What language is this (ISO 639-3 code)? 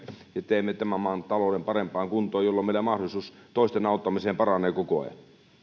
fin